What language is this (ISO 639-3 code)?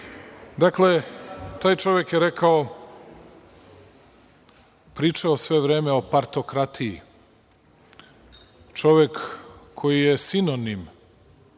srp